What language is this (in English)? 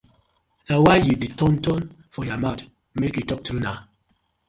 Nigerian Pidgin